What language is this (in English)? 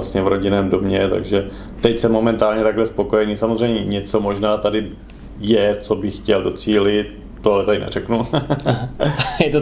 Czech